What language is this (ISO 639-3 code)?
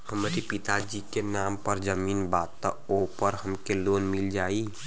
bho